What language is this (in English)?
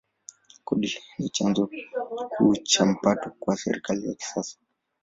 Swahili